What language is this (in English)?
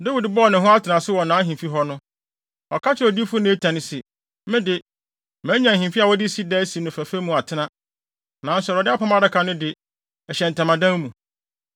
Akan